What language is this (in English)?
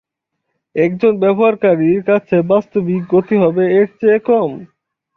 Bangla